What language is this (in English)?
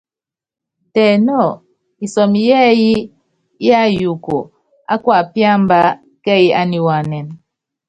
Yangben